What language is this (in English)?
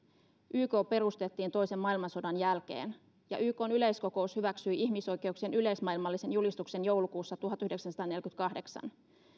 Finnish